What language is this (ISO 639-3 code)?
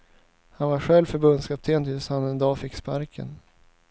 swe